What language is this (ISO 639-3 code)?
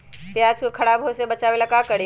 mag